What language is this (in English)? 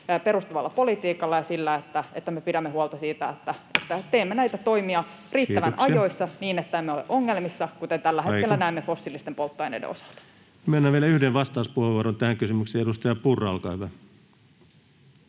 Finnish